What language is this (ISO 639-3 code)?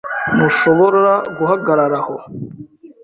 kin